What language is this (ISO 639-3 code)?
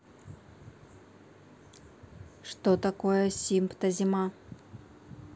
rus